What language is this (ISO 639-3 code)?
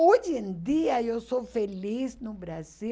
por